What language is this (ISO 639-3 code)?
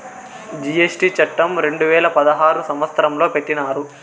tel